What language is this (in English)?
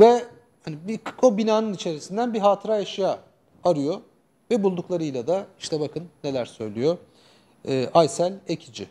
Turkish